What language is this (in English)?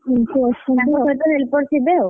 Odia